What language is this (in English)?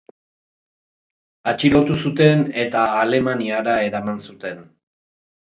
Basque